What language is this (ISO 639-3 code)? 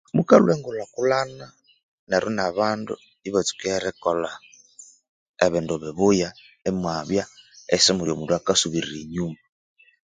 koo